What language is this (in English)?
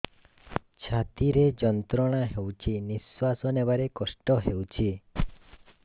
Odia